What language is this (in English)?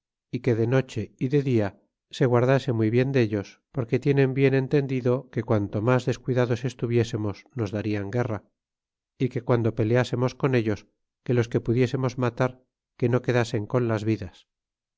Spanish